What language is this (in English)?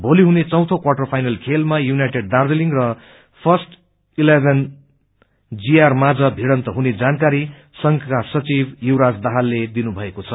Nepali